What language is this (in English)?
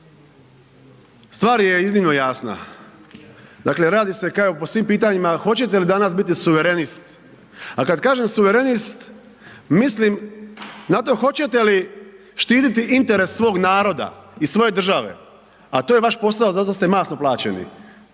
Croatian